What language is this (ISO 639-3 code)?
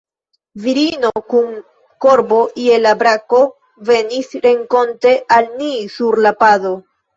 epo